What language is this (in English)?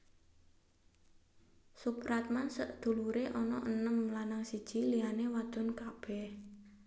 Javanese